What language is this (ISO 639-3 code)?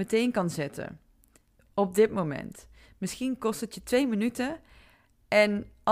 nld